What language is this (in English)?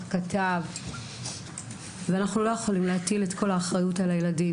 Hebrew